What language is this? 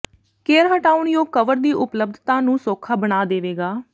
Punjabi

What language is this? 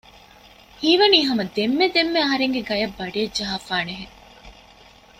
Divehi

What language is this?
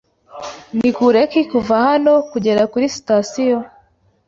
Kinyarwanda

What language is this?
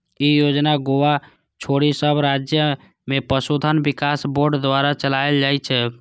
Maithili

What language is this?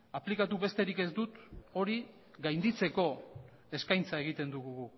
Basque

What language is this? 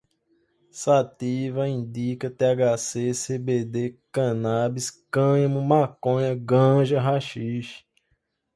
Portuguese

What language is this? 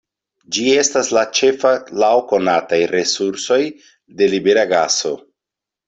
Esperanto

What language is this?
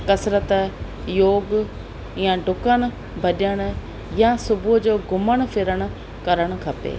Sindhi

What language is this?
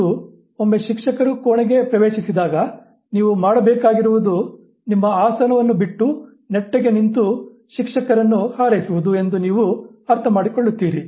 Kannada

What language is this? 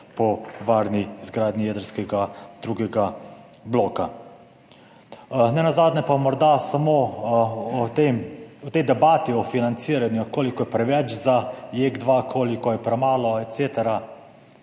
Slovenian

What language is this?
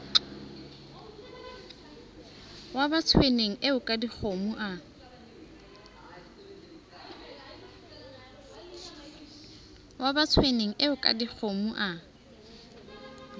Southern Sotho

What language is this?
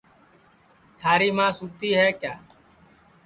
Sansi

